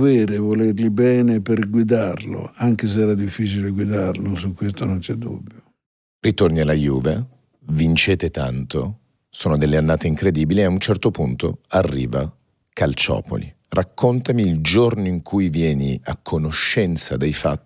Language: Italian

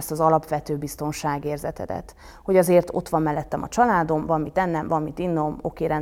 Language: Hungarian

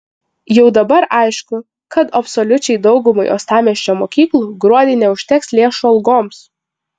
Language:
Lithuanian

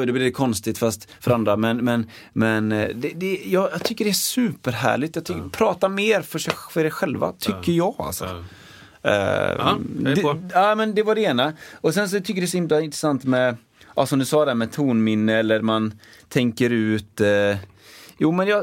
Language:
Swedish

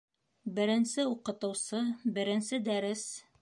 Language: Bashkir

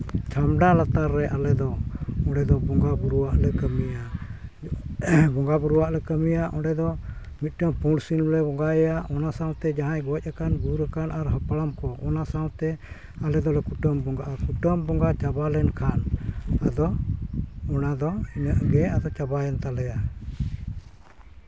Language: Santali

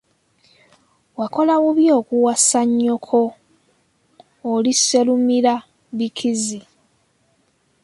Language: Ganda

